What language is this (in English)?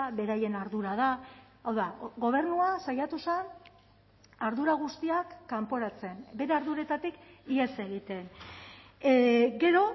Basque